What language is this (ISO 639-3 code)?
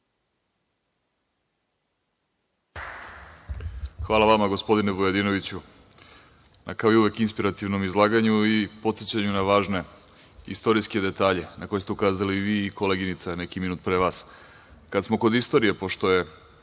srp